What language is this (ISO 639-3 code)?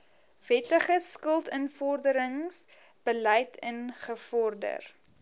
afr